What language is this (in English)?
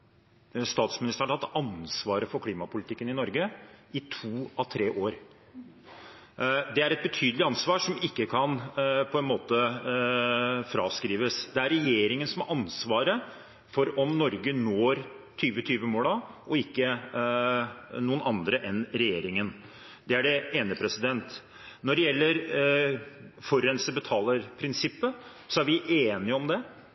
Norwegian Bokmål